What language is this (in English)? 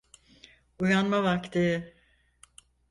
Turkish